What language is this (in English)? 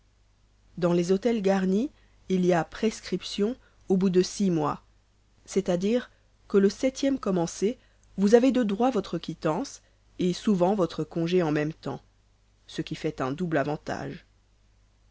French